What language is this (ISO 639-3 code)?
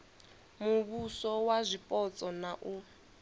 ven